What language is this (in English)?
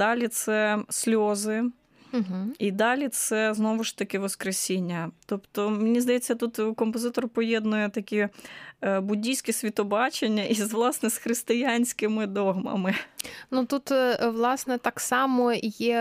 Ukrainian